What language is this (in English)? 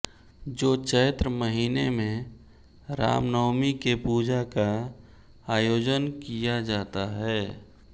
Hindi